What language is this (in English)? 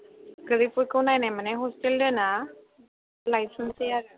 Bodo